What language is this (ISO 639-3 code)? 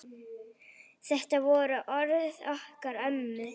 isl